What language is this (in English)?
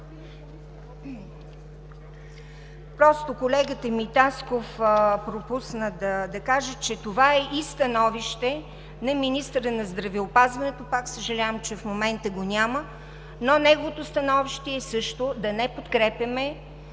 Bulgarian